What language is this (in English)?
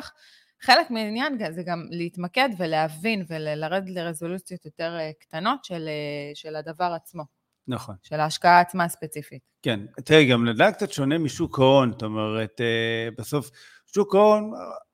Hebrew